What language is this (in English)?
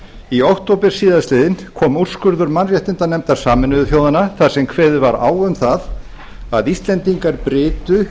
Icelandic